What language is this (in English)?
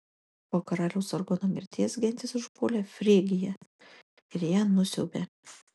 Lithuanian